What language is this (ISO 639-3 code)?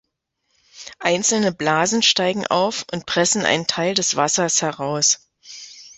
deu